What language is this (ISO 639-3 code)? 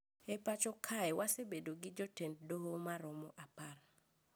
luo